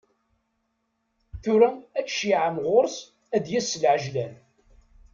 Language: Kabyle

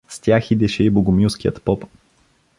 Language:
Bulgarian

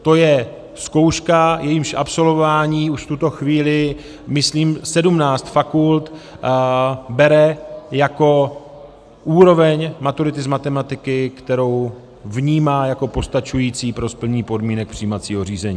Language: Czech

